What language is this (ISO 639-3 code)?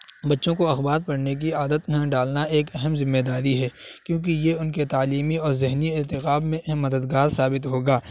urd